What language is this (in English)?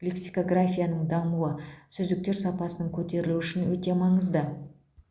Kazakh